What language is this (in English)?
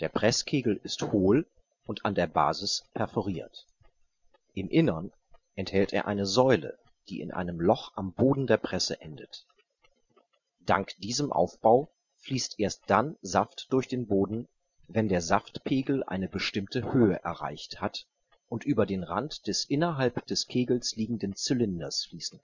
German